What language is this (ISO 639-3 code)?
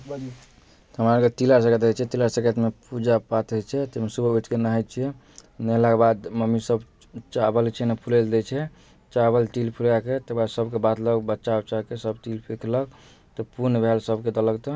mai